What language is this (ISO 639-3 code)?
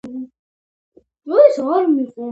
kat